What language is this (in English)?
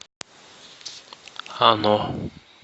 Russian